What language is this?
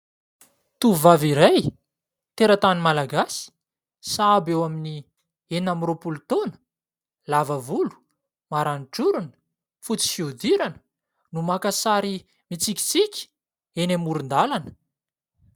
Malagasy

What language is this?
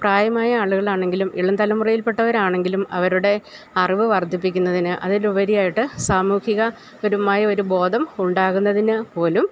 Malayalam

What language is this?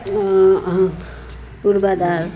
Nepali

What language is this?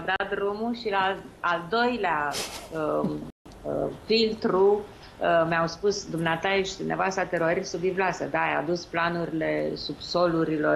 Romanian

